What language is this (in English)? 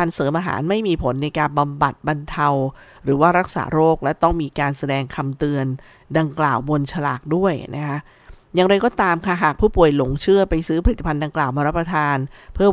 Thai